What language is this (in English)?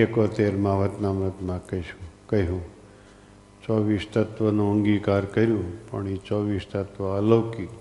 Gujarati